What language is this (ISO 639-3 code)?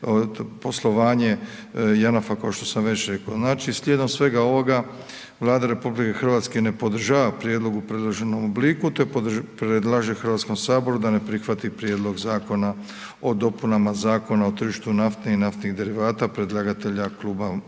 hrv